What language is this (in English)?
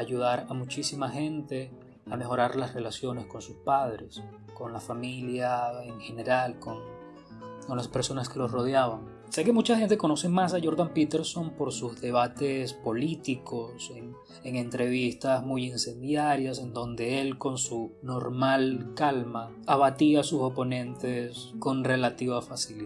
Spanish